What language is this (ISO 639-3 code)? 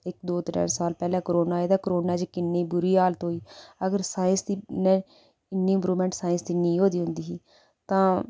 doi